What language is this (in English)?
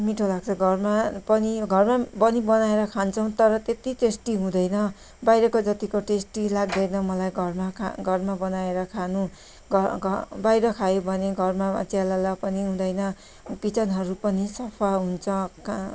Nepali